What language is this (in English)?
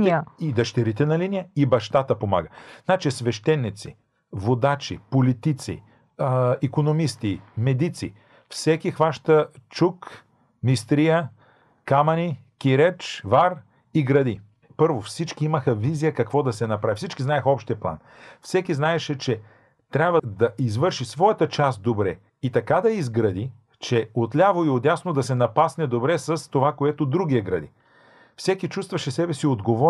Bulgarian